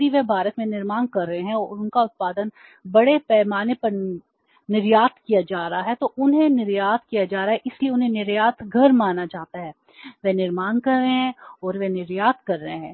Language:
Hindi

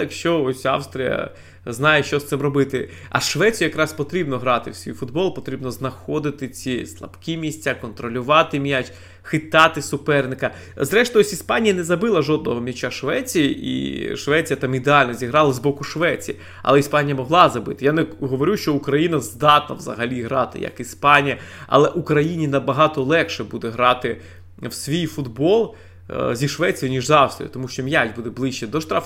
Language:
Ukrainian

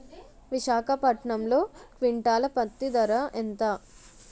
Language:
Telugu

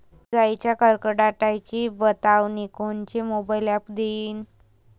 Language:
Marathi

